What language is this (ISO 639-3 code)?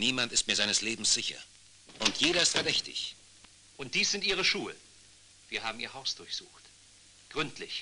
deu